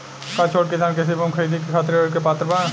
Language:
Bhojpuri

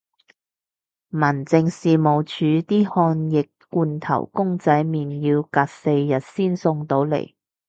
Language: Cantonese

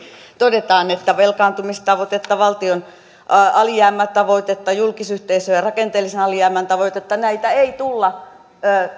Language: Finnish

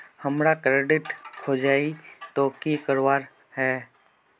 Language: Magahi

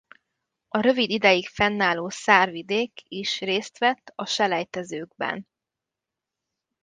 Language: Hungarian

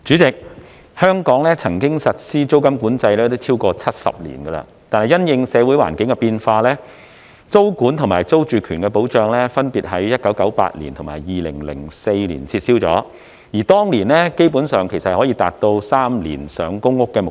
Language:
Cantonese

